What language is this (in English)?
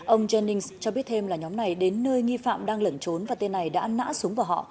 Vietnamese